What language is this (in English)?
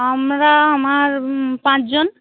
Bangla